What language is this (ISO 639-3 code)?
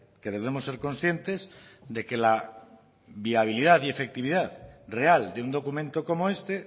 spa